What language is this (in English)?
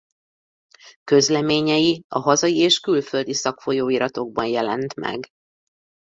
Hungarian